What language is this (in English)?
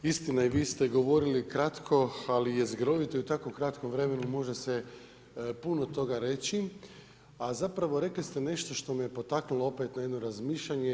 Croatian